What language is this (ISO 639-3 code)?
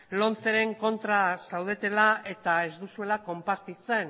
eus